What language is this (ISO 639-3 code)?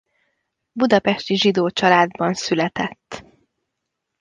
hun